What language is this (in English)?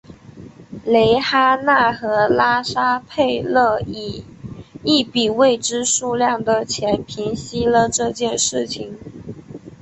Chinese